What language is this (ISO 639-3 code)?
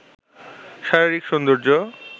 ben